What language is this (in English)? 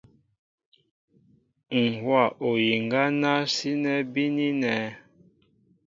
Mbo (Cameroon)